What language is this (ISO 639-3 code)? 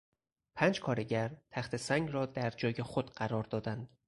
fas